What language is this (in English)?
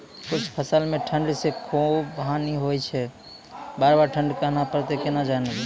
Maithili